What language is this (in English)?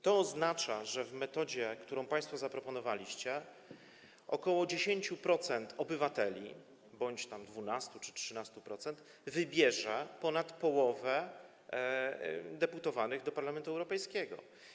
Polish